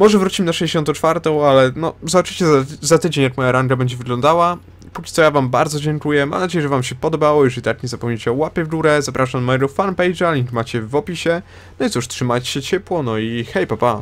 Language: Polish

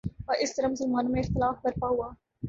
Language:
Urdu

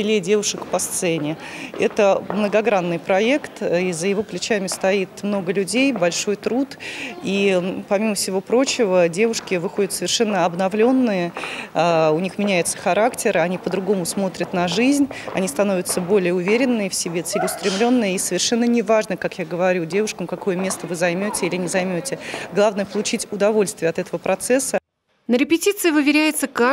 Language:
Russian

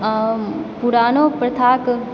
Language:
Maithili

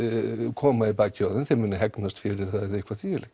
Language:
Icelandic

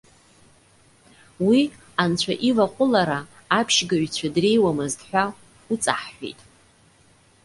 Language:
Abkhazian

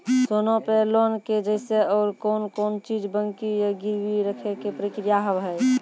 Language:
Maithili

